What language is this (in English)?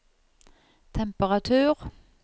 Norwegian